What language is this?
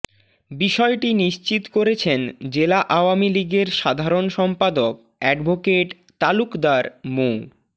Bangla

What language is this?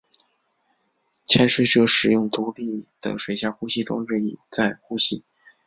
Chinese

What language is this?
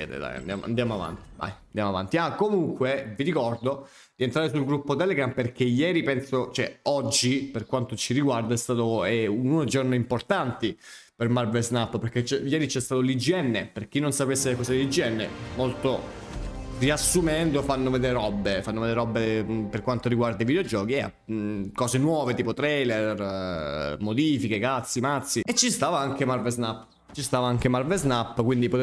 Italian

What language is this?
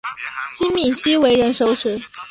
Chinese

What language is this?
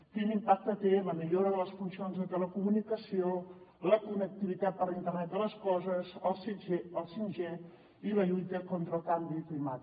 Catalan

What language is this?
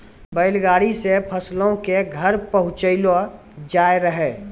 Maithili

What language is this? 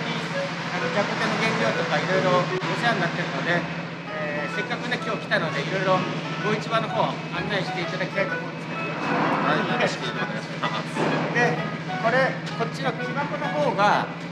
Japanese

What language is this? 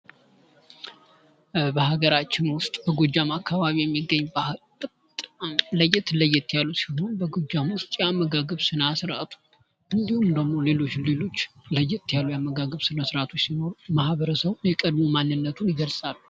Amharic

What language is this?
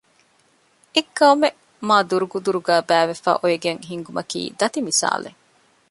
Divehi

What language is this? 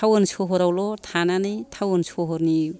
Bodo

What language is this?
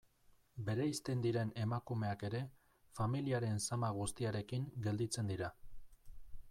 Basque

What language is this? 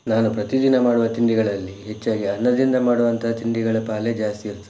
Kannada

